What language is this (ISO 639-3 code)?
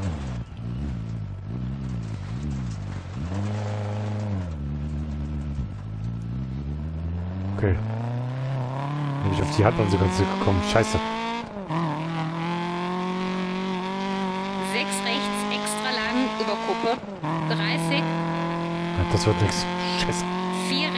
deu